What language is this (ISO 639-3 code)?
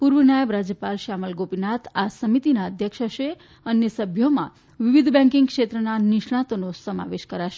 guj